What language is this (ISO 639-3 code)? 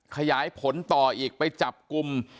tha